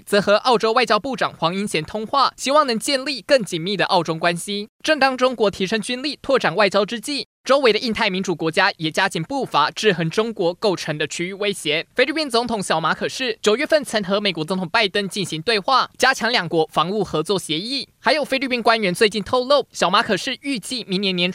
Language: Chinese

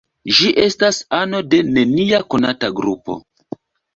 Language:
Esperanto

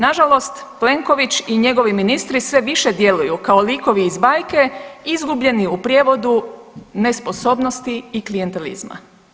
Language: Croatian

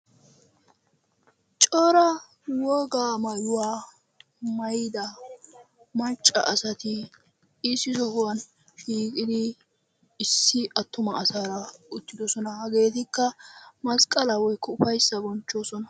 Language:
Wolaytta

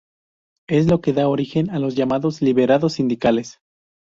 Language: Spanish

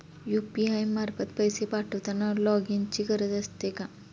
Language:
Marathi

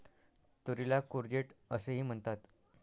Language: Marathi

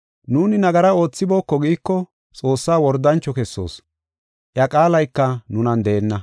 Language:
Gofa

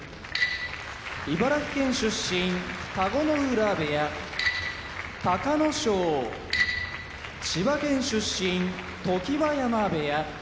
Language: Japanese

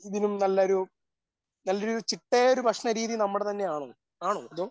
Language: Malayalam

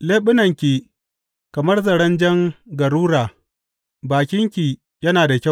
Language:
Hausa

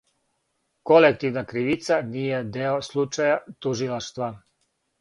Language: Serbian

